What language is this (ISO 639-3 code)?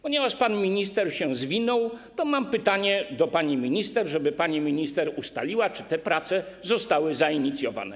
pol